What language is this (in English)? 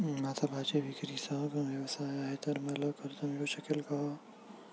Marathi